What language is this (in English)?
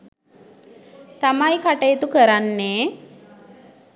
Sinhala